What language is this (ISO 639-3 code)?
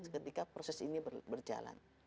ind